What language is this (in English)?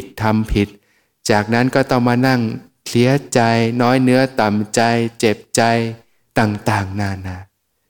Thai